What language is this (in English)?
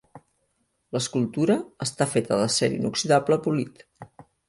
Catalan